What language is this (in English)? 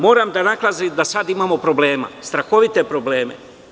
Serbian